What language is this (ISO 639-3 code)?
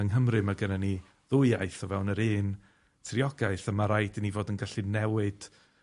cym